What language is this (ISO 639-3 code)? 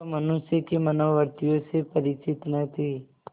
hin